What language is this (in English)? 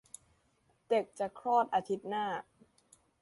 Thai